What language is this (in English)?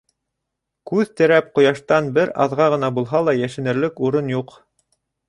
Bashkir